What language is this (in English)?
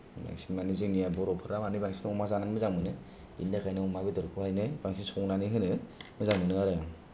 Bodo